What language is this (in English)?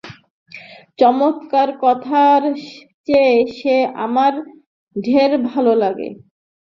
Bangla